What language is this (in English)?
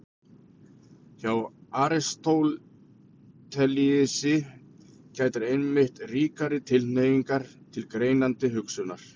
Icelandic